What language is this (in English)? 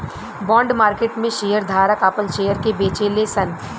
Bhojpuri